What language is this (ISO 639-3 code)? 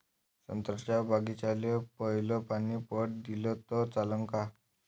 mar